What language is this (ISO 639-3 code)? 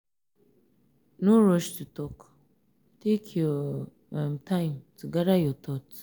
pcm